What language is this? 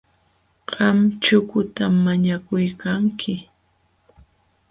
Jauja Wanca Quechua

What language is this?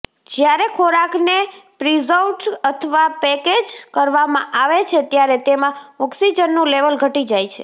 Gujarati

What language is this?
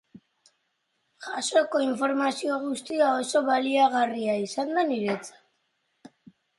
Basque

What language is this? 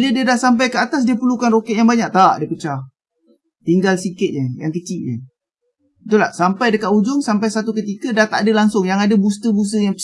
Malay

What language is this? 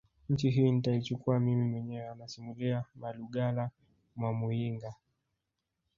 Swahili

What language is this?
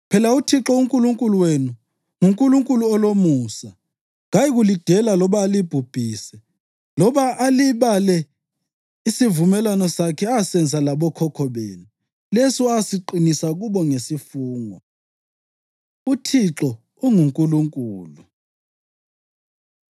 North Ndebele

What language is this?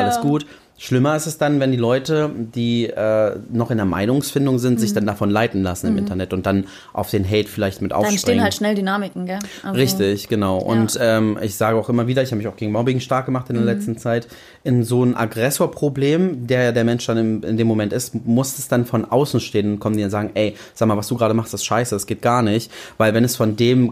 German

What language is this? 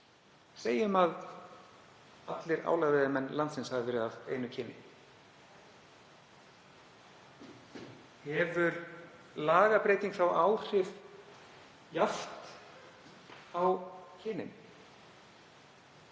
Icelandic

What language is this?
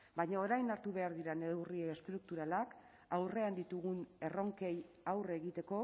Basque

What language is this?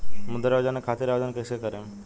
Bhojpuri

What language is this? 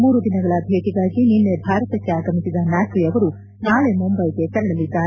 Kannada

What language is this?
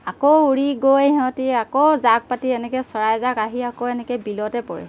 Assamese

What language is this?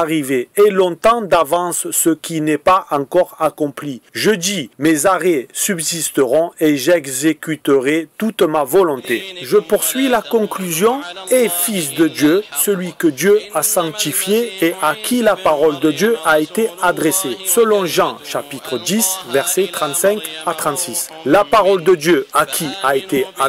French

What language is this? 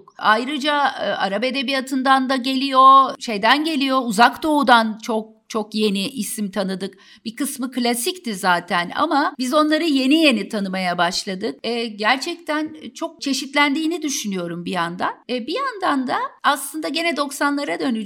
Turkish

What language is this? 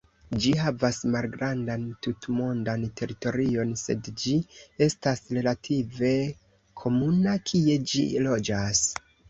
Esperanto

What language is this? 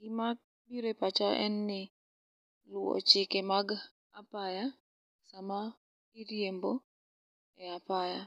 Luo (Kenya and Tanzania)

